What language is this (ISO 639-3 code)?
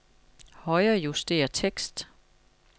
dan